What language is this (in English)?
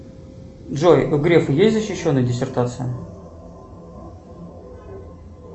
Russian